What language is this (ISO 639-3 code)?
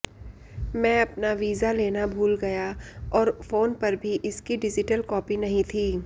hin